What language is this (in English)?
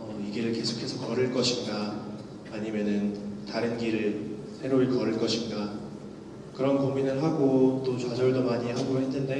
Korean